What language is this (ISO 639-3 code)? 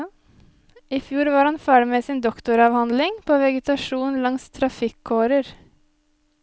nor